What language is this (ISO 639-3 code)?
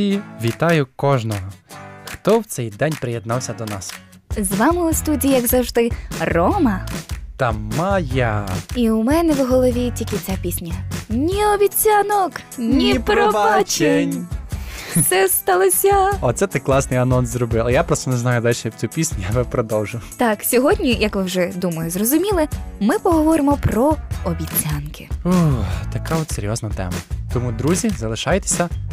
ukr